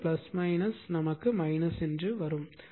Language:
Tamil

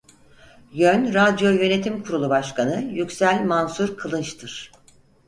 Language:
Turkish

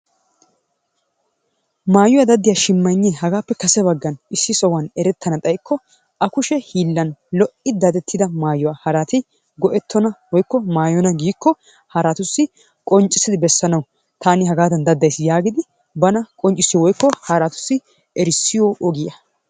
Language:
Wolaytta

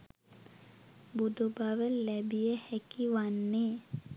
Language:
Sinhala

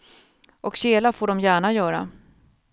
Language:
Swedish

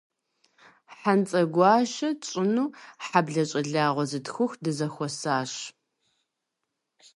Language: Kabardian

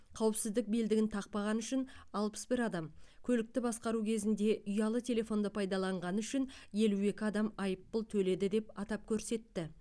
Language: Kazakh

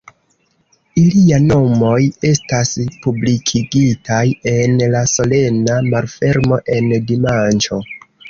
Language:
Esperanto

